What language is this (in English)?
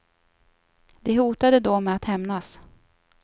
Swedish